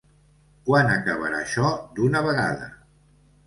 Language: Catalan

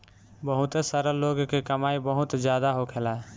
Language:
Bhojpuri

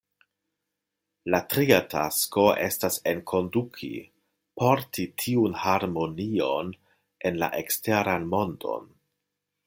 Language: Esperanto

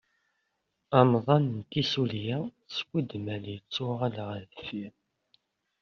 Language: Kabyle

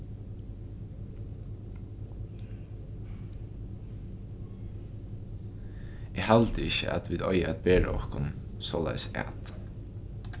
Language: Faroese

